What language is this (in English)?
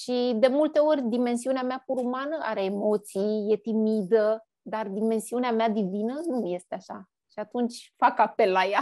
Romanian